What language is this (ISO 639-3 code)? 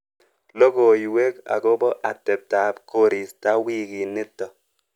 kln